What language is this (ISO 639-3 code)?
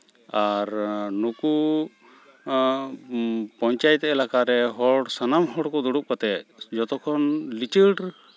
sat